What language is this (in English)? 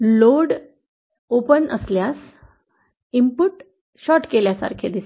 Marathi